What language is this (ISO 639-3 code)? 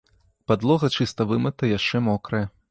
bel